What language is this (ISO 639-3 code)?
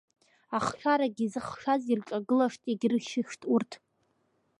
abk